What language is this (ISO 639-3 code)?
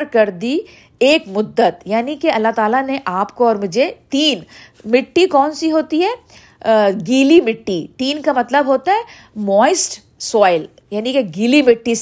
urd